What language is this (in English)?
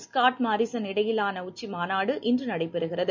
Tamil